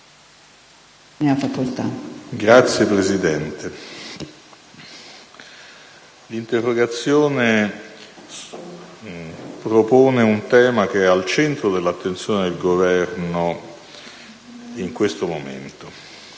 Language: Italian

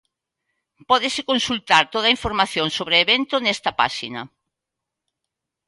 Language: Galician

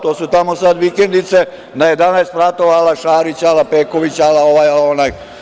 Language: Serbian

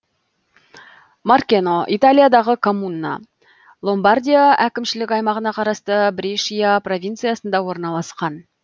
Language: Kazakh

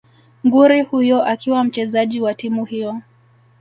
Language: Swahili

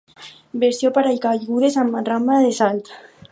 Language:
Catalan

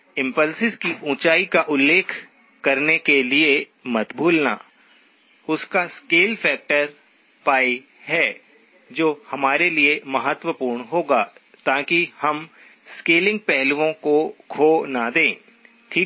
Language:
Hindi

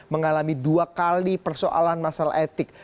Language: Indonesian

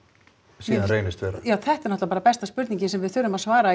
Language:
Icelandic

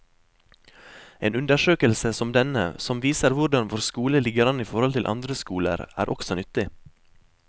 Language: Norwegian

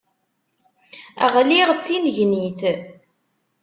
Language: Kabyle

